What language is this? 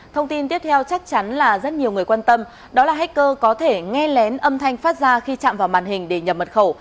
Vietnamese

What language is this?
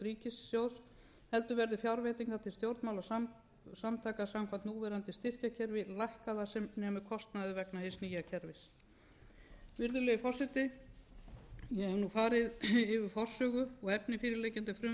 Icelandic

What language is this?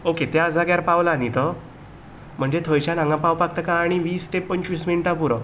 Konkani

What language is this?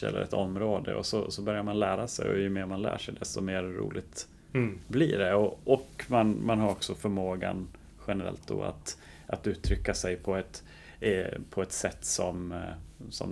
Swedish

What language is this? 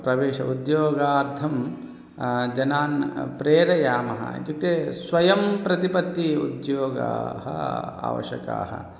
Sanskrit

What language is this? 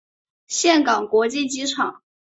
Chinese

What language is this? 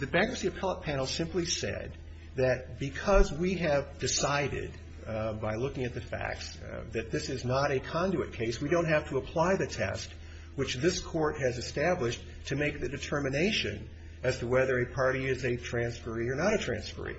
English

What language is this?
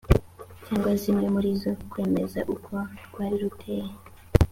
Kinyarwanda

